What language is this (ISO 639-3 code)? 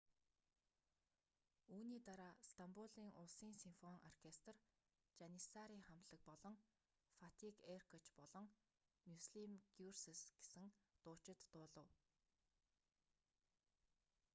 mon